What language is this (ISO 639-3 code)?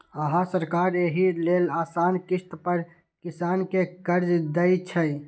mai